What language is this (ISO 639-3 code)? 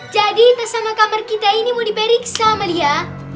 ind